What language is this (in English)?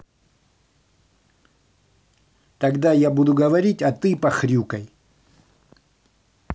Russian